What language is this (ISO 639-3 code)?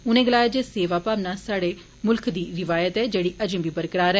doi